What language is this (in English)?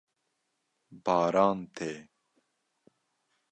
Kurdish